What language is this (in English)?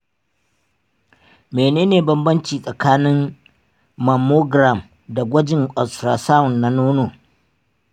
Hausa